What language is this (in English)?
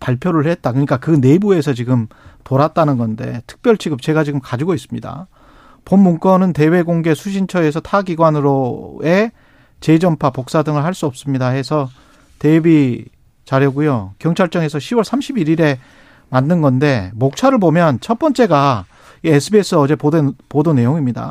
Korean